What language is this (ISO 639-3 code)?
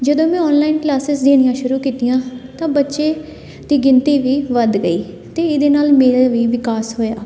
pan